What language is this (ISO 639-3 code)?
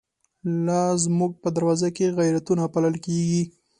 pus